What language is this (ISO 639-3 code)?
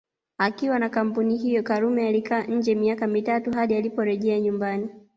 swa